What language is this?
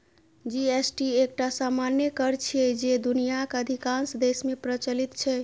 Maithili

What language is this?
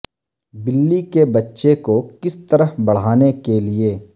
Urdu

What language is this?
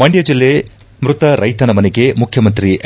Kannada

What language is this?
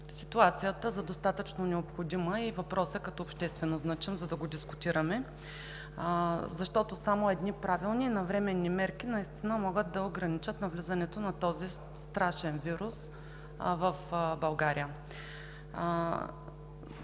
Bulgarian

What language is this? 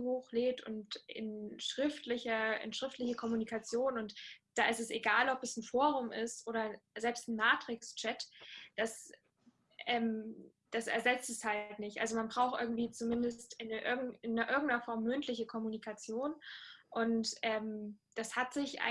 German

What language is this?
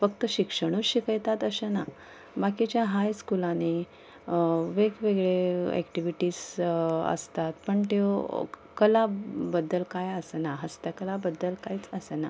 Konkani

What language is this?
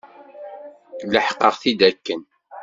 Kabyle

